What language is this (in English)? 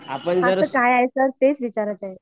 Marathi